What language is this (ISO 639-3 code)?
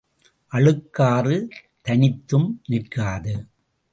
tam